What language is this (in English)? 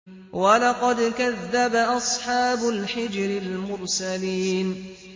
Arabic